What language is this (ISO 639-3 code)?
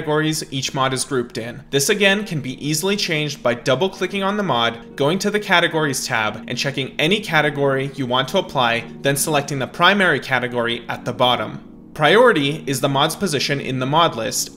eng